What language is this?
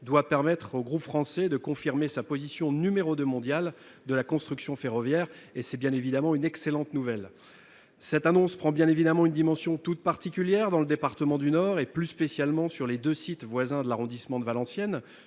French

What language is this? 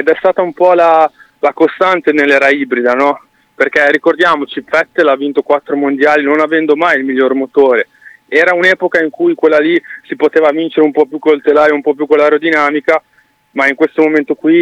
Italian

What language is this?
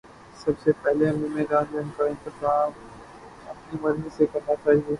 Urdu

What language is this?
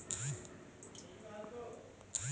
Magahi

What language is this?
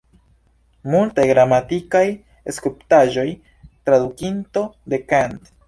Esperanto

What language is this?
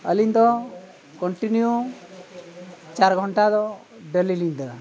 Santali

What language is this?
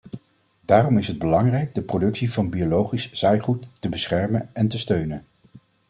Dutch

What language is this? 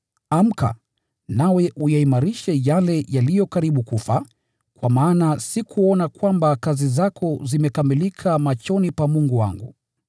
Swahili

